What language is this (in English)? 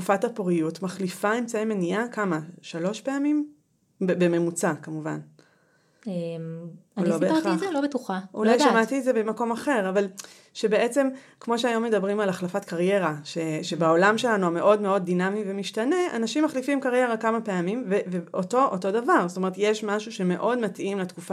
Hebrew